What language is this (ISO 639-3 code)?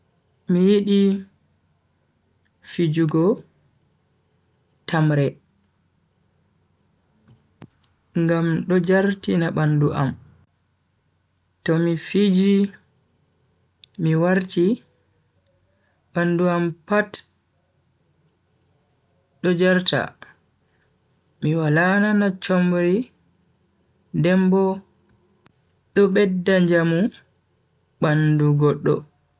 fui